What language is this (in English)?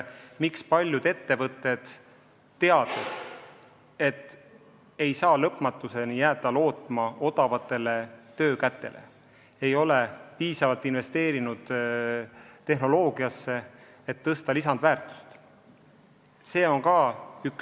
Estonian